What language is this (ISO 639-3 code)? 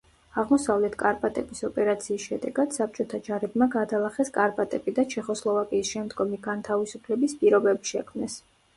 kat